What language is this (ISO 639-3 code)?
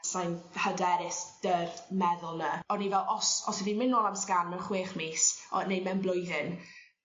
cym